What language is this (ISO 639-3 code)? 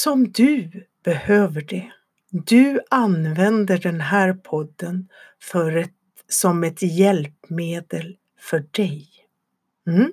swe